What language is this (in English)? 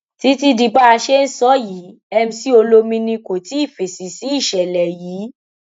Yoruba